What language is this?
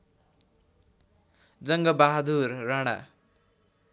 Nepali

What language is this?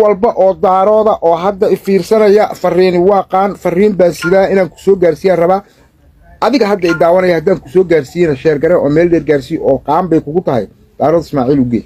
Arabic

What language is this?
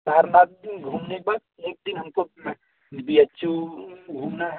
Hindi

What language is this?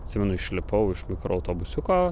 Lithuanian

